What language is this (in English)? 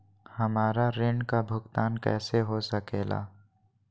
Magahi